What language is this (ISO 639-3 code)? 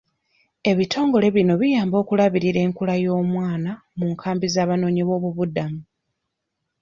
lug